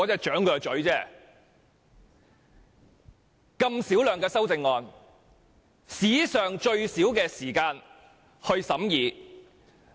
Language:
Cantonese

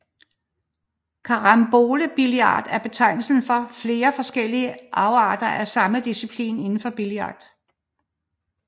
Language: Danish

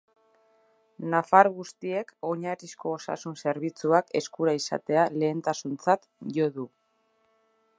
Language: Basque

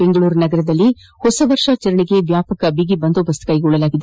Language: Kannada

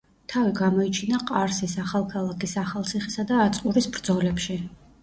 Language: Georgian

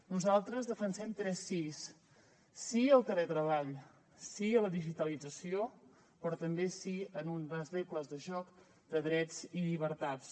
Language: Catalan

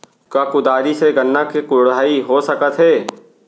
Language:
Chhattisgarhi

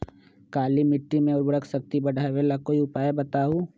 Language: Magahi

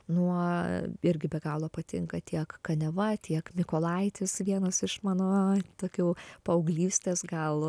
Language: Lithuanian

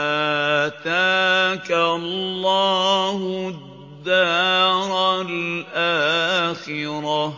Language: Arabic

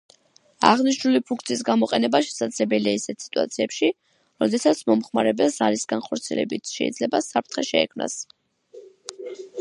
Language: Georgian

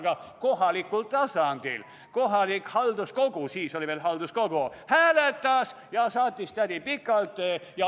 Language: Estonian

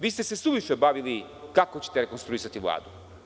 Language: Serbian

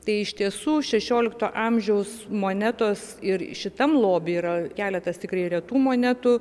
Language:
Lithuanian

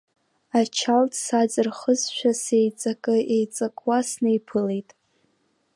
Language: Abkhazian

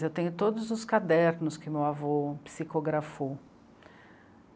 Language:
Portuguese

